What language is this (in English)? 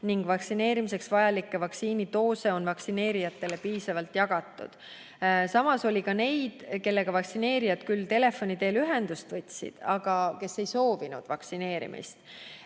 Estonian